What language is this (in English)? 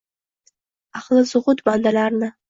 Uzbek